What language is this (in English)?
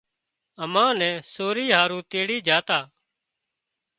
Wadiyara Koli